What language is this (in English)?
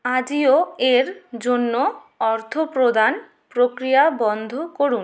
Bangla